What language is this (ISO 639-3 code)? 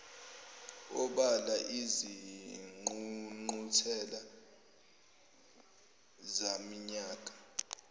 zul